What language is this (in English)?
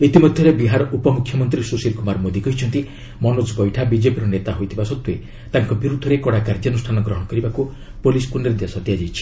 Odia